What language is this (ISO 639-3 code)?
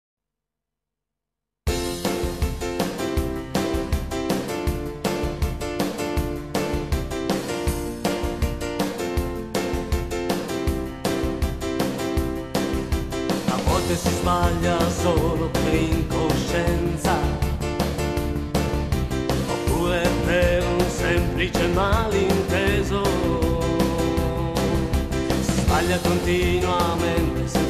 ces